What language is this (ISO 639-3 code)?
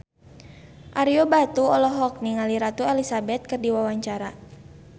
sun